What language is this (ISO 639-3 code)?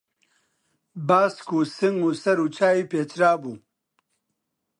ckb